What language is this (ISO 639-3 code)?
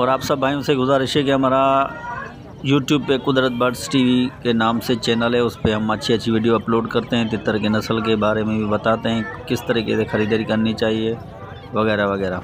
hin